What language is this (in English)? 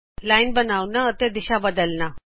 Punjabi